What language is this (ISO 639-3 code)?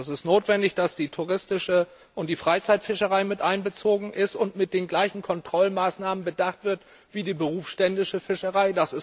deu